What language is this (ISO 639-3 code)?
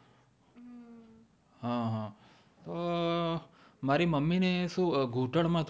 guj